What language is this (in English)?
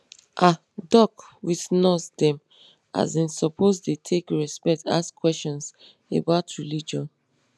Nigerian Pidgin